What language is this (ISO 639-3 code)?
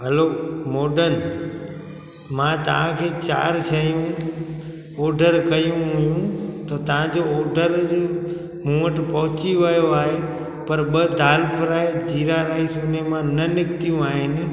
snd